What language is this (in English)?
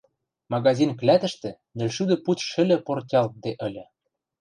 Western Mari